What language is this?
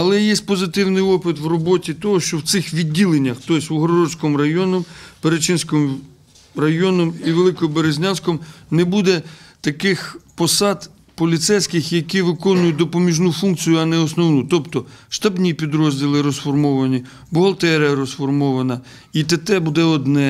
Ukrainian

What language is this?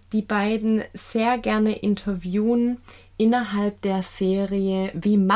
German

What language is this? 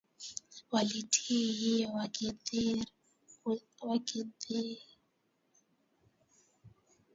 Swahili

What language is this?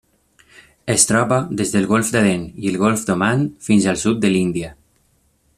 Catalan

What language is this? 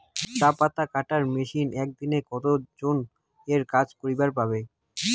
Bangla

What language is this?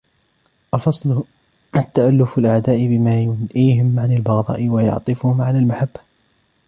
Arabic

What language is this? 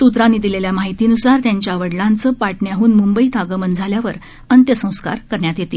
Marathi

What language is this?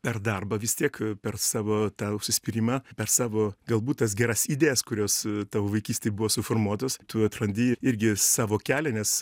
Lithuanian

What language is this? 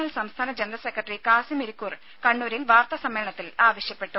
Malayalam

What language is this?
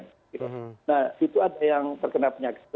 Indonesian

